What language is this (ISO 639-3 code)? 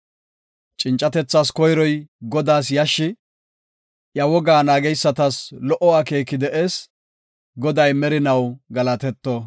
gof